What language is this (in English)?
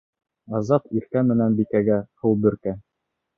Bashkir